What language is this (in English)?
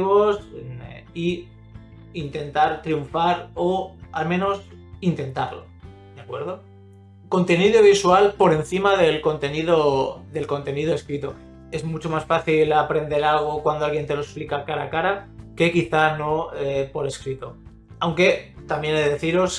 Spanish